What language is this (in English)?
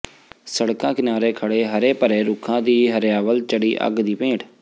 Punjabi